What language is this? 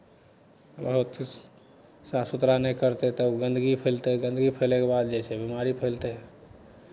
Maithili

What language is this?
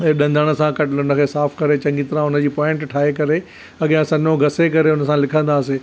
Sindhi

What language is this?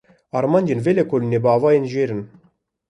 Kurdish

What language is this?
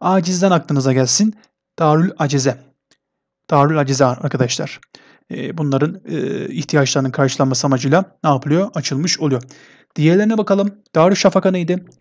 Turkish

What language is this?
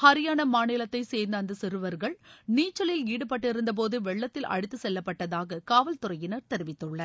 Tamil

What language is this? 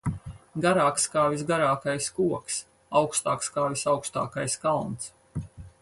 Latvian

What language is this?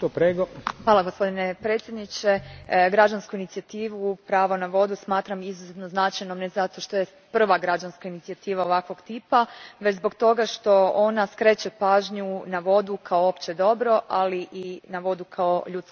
Croatian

